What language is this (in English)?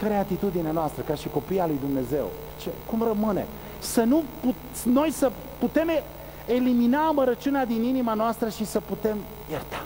Romanian